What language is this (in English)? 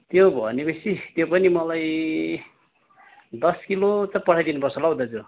Nepali